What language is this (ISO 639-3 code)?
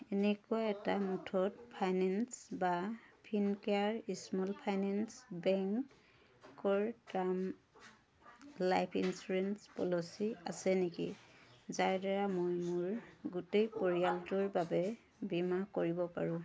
asm